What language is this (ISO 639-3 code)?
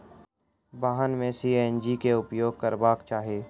mai